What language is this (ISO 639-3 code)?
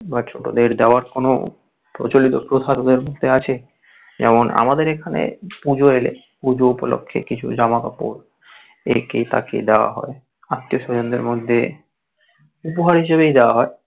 ben